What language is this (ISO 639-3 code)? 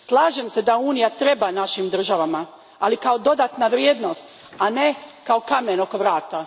hrv